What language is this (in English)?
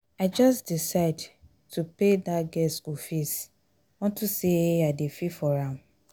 Nigerian Pidgin